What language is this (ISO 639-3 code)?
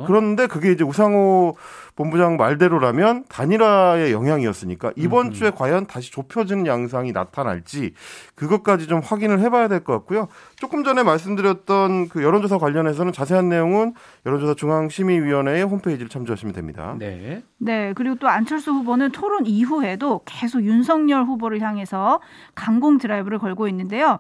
kor